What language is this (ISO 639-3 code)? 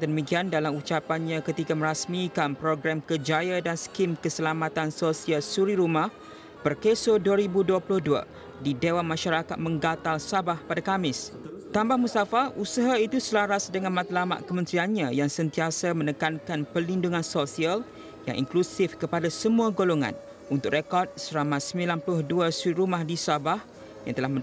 msa